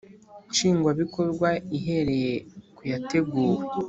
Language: Kinyarwanda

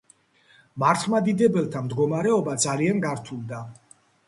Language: Georgian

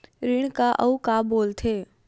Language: Chhattisgarhi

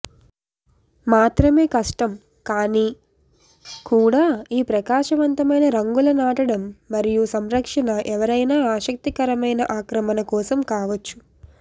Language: Telugu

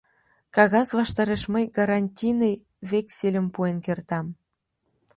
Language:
Mari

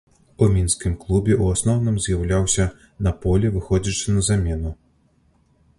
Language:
Belarusian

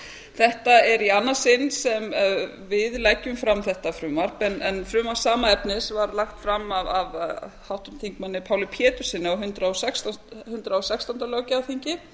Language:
Icelandic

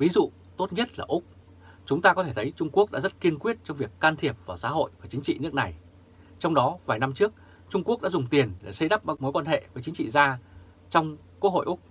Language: Vietnamese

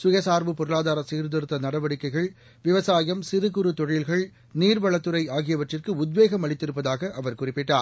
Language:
Tamil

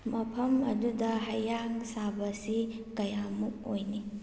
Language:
Manipuri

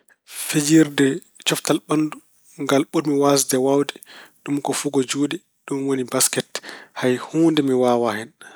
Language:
Fula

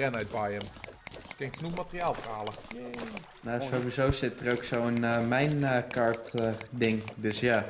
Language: Dutch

